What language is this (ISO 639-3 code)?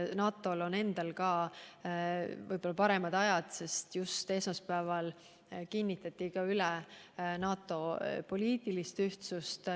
est